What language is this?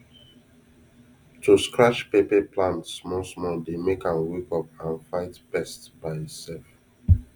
Nigerian Pidgin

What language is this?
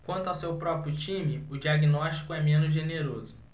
Portuguese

